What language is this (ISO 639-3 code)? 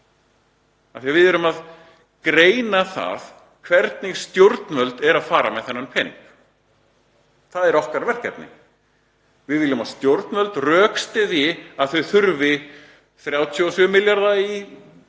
isl